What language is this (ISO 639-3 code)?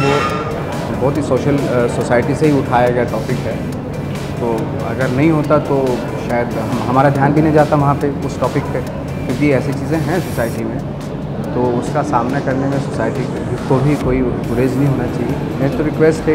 hin